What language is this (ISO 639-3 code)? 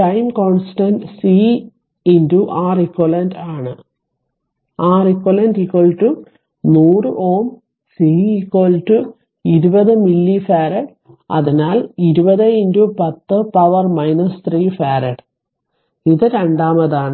mal